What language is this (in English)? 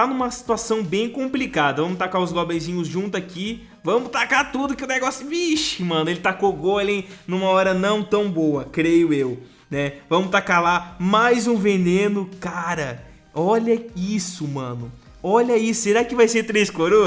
Portuguese